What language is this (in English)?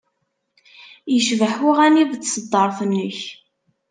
Kabyle